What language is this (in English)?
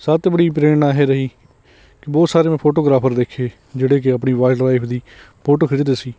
Punjabi